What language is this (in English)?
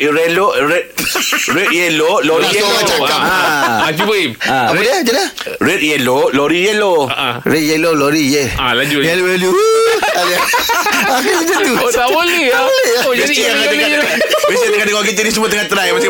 Malay